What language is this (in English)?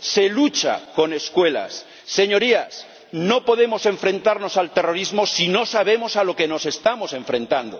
Spanish